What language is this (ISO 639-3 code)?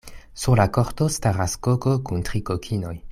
epo